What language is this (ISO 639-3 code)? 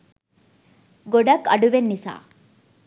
sin